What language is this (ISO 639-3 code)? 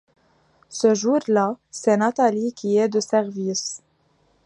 fra